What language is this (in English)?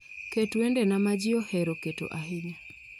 Luo (Kenya and Tanzania)